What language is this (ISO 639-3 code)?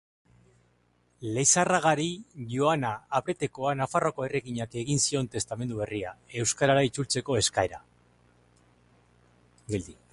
eus